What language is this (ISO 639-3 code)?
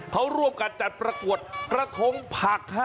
tha